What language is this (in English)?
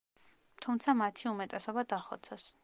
Georgian